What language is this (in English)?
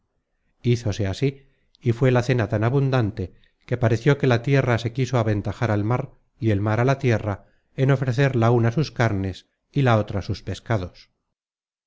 Spanish